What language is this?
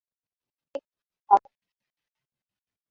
Swahili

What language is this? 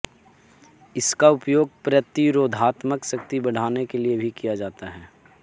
Hindi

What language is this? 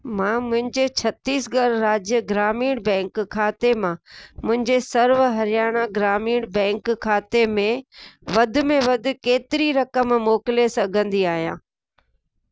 Sindhi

